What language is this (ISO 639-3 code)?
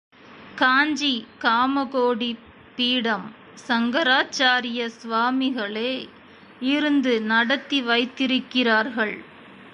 tam